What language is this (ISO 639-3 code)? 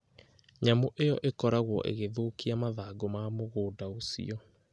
kik